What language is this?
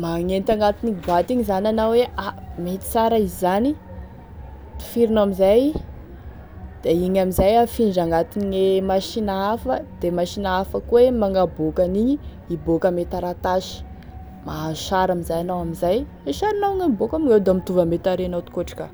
Tesaka Malagasy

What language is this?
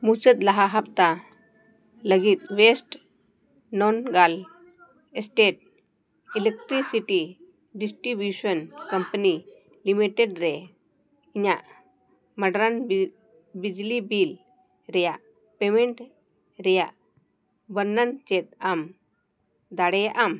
Santali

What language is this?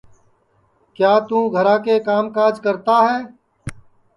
Sansi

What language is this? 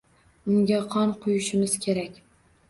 Uzbek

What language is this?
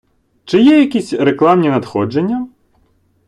Ukrainian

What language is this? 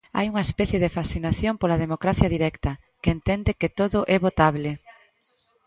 Galician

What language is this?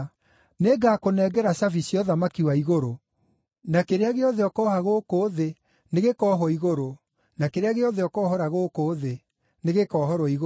Kikuyu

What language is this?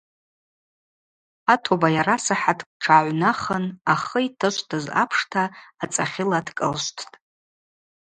Abaza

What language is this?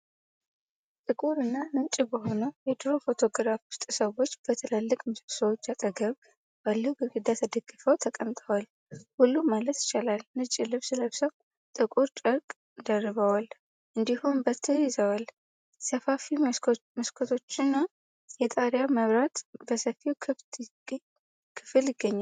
Amharic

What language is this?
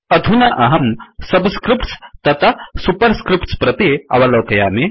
Sanskrit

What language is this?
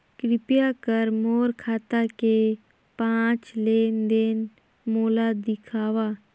Chhattisgarhi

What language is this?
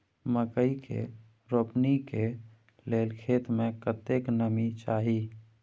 Maithili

